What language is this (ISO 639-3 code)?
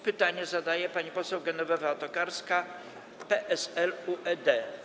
pol